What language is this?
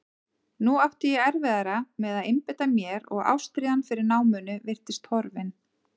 Icelandic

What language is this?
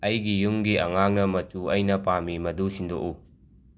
Manipuri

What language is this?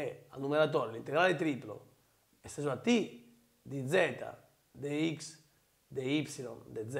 Italian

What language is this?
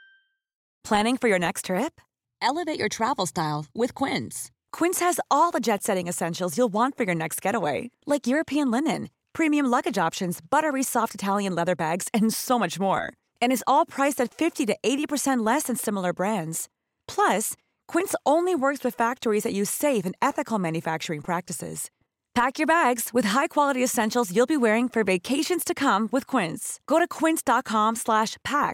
Arabic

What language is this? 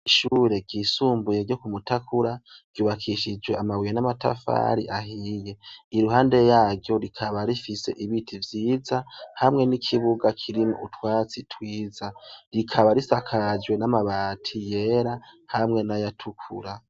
Rundi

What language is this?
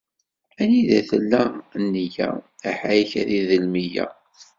Kabyle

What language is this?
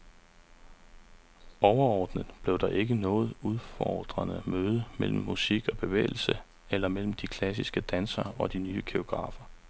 Danish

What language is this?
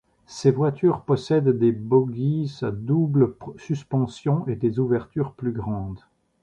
French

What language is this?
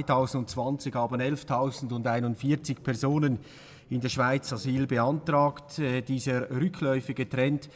German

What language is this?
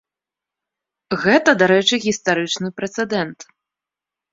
Belarusian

